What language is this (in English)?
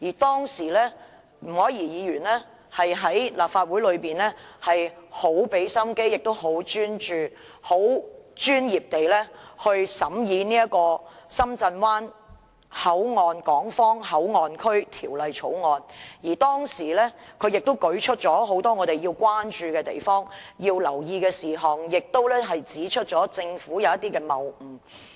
Cantonese